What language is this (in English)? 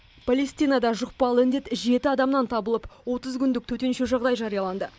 Kazakh